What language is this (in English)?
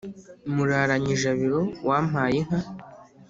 Kinyarwanda